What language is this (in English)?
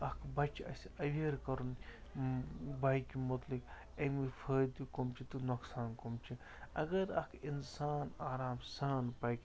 Kashmiri